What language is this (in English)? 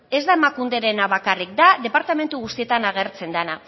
Basque